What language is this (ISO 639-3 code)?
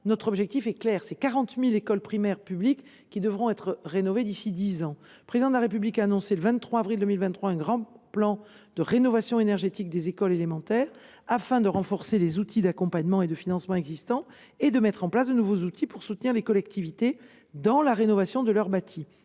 fra